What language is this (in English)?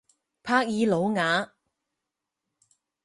Chinese